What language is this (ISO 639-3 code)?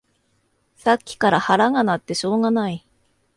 jpn